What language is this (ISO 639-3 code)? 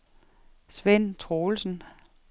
dan